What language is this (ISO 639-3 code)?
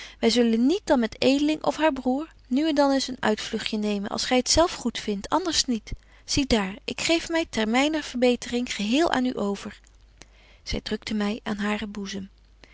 nld